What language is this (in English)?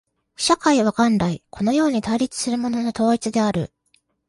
Japanese